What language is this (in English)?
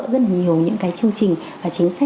Vietnamese